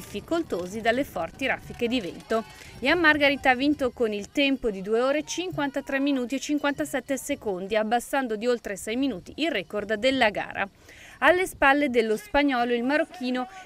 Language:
Italian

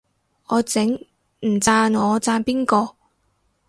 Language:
Cantonese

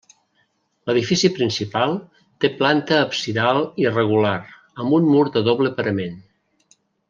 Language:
Catalan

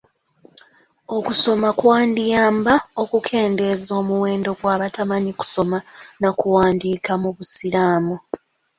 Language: Ganda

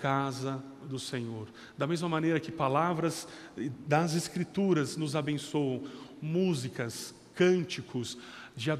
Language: Portuguese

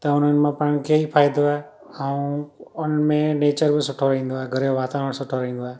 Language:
Sindhi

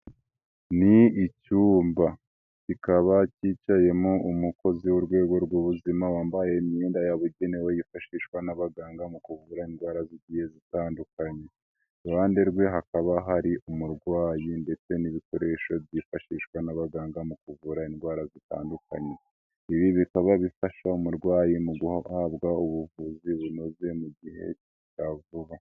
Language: Kinyarwanda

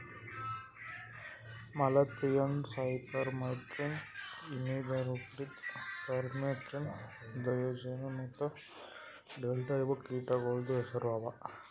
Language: Kannada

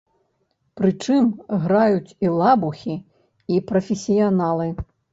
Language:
Belarusian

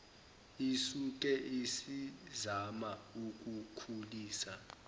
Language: Zulu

